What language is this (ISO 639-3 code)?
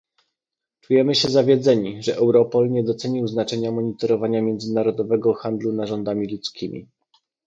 pol